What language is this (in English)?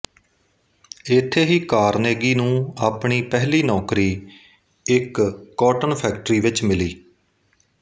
Punjabi